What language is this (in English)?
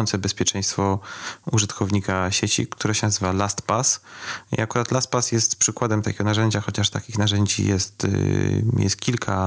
Polish